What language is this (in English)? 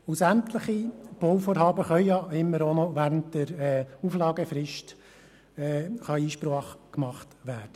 Swiss German